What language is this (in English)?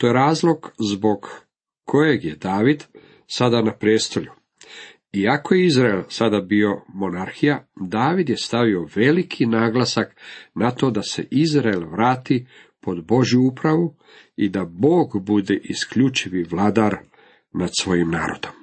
Croatian